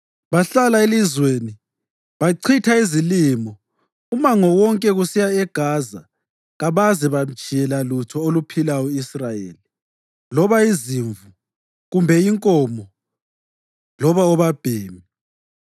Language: North Ndebele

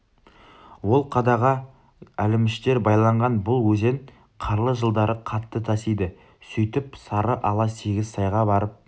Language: Kazakh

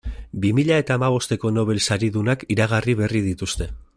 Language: Basque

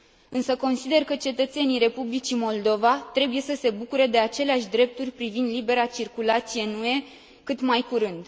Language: Romanian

